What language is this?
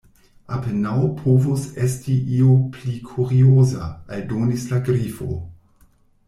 Esperanto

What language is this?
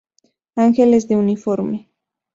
Spanish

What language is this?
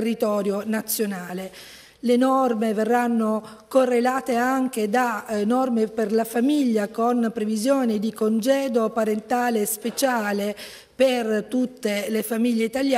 Italian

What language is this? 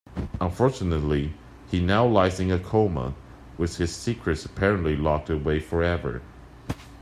English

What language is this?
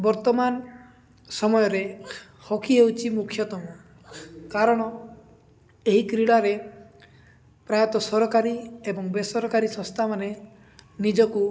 Odia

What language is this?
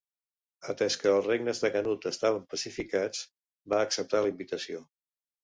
Catalan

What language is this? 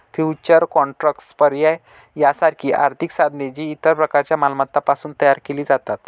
Marathi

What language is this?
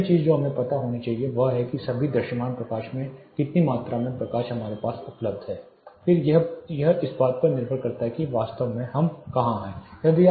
Hindi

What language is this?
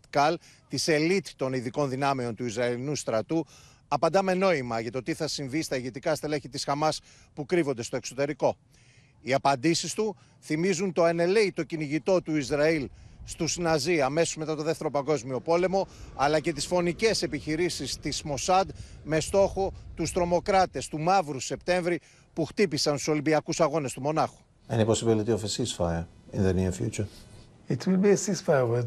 Greek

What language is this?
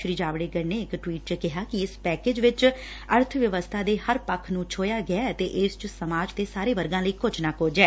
Punjabi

